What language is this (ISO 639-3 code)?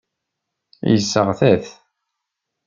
kab